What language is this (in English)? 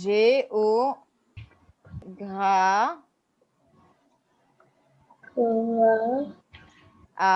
French